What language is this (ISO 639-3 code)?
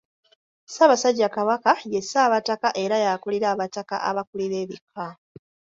lug